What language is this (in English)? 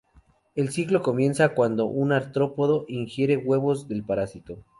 Spanish